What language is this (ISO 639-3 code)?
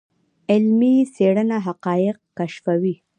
pus